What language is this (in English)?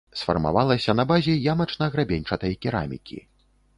Belarusian